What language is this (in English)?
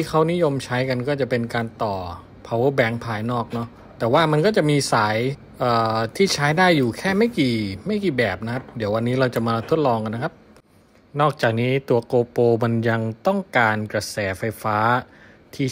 Thai